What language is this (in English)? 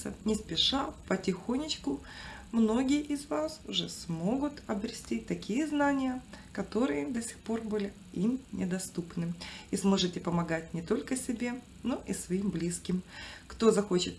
Russian